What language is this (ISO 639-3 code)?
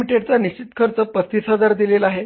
mar